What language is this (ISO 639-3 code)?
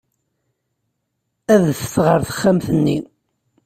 kab